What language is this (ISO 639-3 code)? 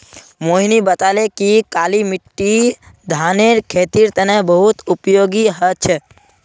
mag